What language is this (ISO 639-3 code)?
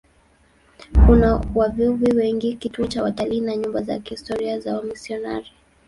swa